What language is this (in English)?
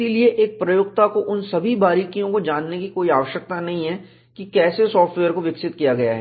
Hindi